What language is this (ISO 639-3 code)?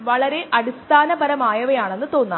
mal